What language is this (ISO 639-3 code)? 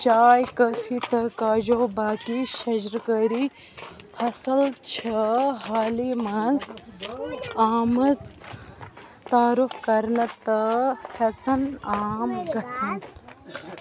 kas